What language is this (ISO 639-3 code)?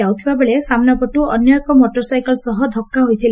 ori